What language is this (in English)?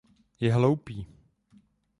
Czech